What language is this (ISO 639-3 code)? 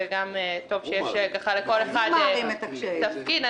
heb